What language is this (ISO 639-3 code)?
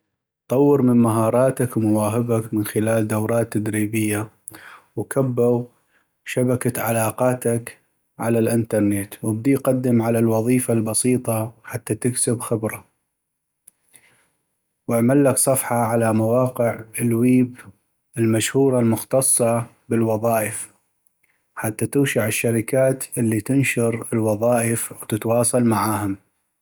ayp